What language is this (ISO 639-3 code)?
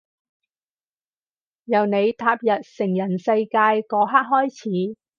yue